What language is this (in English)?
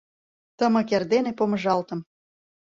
Mari